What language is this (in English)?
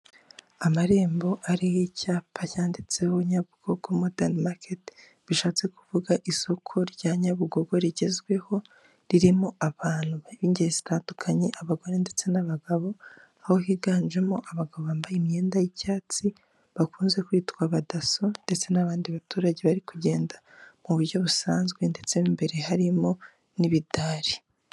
Kinyarwanda